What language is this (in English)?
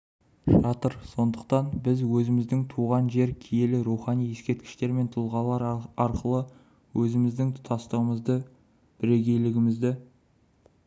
Kazakh